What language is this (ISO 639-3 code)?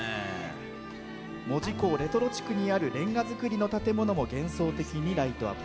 jpn